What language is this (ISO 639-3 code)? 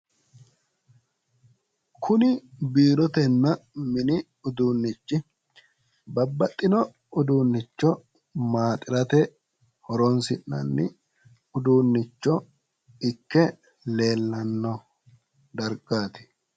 sid